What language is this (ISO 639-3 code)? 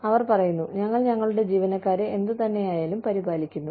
mal